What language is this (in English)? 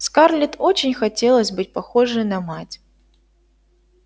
Russian